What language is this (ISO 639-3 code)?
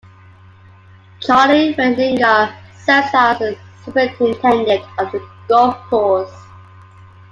eng